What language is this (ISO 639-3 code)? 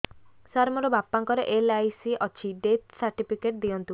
ori